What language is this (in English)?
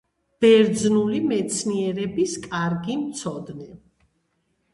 Georgian